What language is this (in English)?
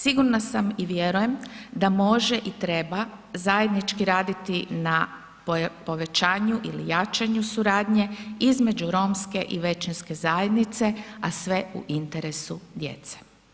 Croatian